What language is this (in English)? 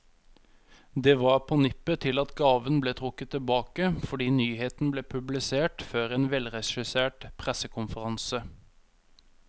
Norwegian